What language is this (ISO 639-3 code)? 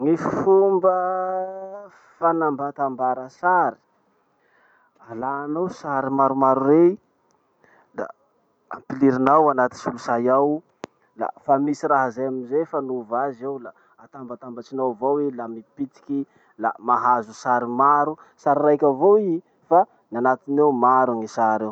msh